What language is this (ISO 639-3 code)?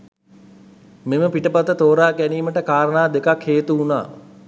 sin